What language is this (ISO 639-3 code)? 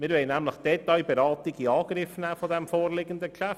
gsw